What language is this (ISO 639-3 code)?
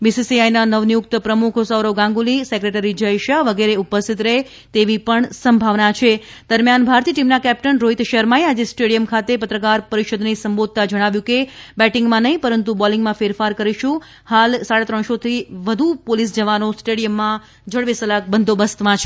guj